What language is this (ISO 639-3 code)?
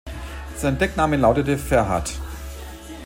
deu